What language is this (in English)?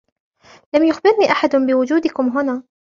Arabic